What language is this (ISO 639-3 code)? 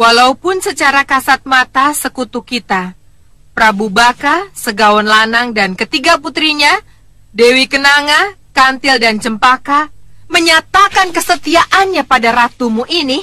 ind